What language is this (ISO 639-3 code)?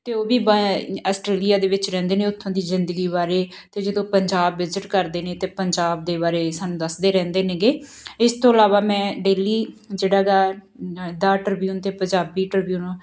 pan